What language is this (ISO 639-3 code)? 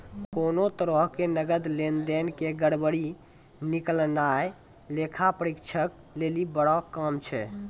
mai